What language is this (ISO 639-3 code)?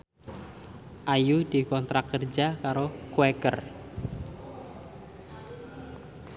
jav